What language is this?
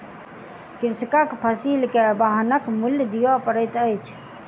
Maithili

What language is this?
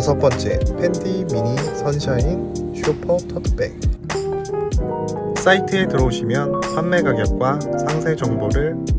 Korean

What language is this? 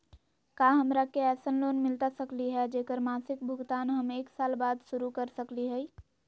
Magahi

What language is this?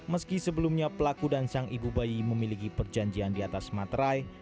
Indonesian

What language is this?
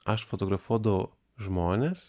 Lithuanian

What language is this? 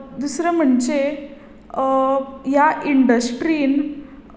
Konkani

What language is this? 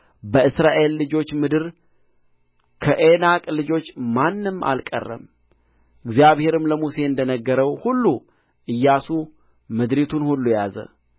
Amharic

